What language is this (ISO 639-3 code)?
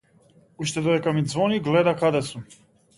mkd